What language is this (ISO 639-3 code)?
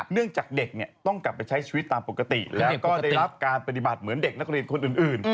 tha